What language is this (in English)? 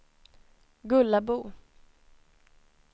Swedish